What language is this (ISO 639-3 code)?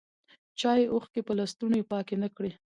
pus